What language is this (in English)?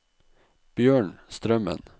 Norwegian